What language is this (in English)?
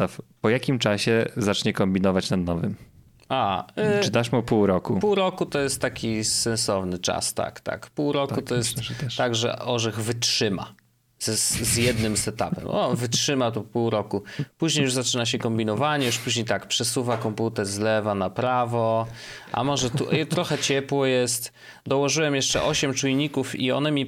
Polish